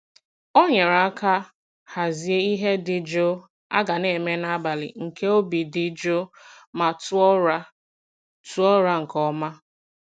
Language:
Igbo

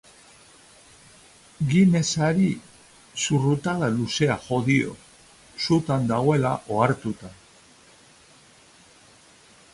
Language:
Basque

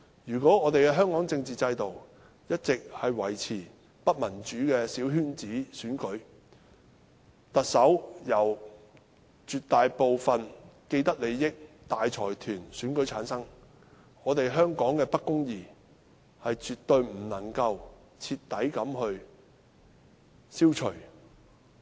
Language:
Cantonese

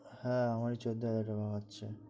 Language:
Bangla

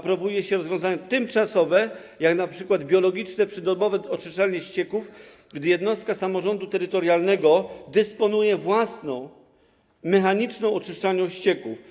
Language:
Polish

